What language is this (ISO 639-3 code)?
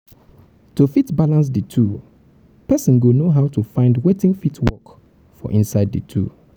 pcm